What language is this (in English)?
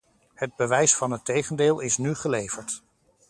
Dutch